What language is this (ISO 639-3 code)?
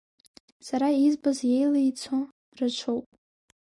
abk